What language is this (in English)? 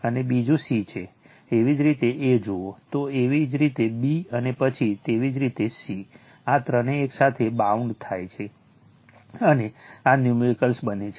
Gujarati